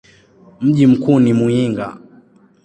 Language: Swahili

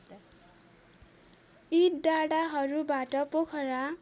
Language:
Nepali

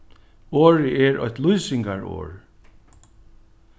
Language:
Faroese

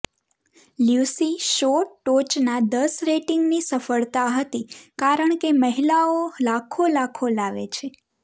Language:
Gujarati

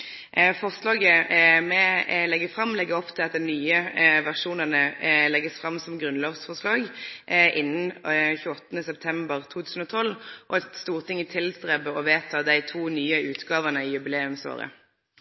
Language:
Norwegian Nynorsk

